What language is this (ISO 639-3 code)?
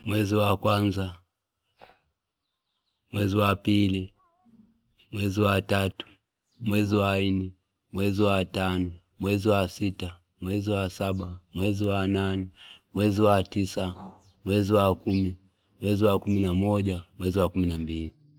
fip